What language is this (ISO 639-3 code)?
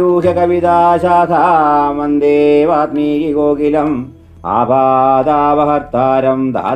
mal